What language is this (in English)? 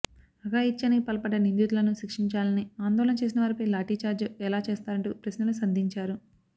Telugu